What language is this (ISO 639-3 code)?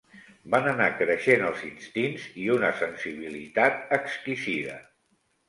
cat